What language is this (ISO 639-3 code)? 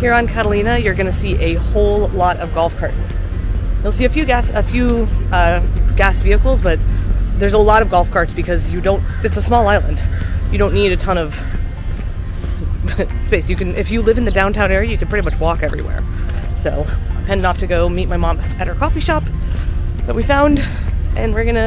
eng